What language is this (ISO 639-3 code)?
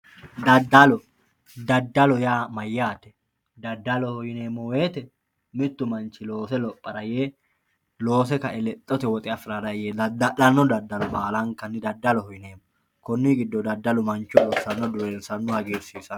sid